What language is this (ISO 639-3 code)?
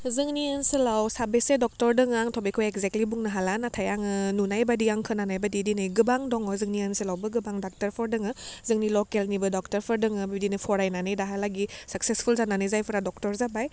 brx